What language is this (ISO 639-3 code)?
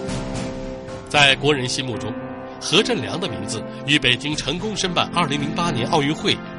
zho